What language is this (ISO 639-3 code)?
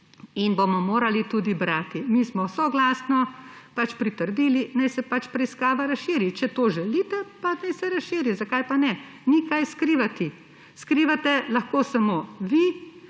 slv